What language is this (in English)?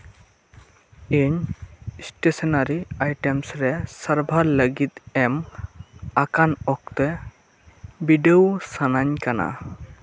Santali